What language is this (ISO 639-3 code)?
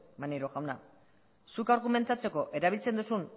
eus